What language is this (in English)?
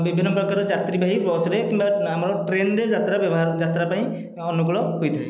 Odia